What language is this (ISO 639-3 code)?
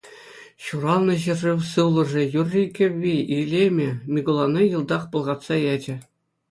chv